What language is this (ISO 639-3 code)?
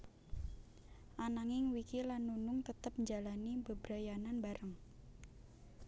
jav